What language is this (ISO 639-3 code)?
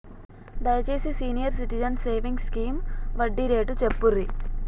tel